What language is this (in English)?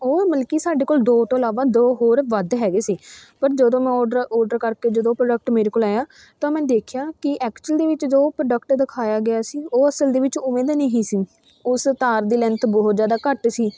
Punjabi